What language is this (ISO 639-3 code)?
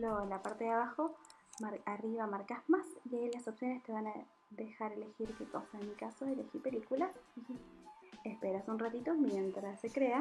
spa